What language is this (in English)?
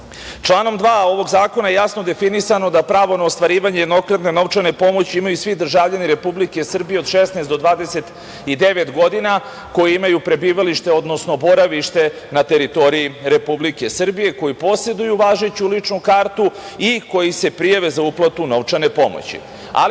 Serbian